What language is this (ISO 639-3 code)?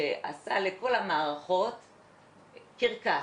heb